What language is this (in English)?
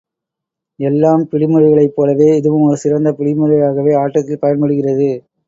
Tamil